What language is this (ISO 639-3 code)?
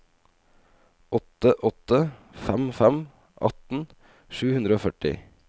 nor